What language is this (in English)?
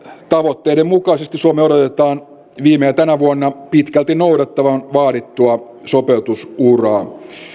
Finnish